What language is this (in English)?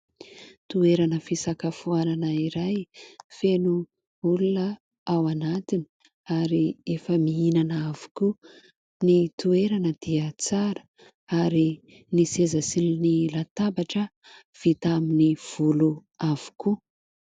Malagasy